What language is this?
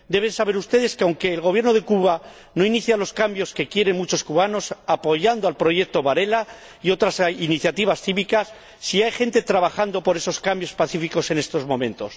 Spanish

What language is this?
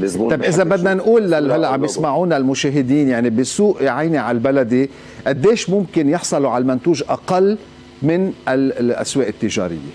Arabic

